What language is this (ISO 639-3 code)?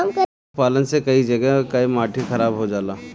bho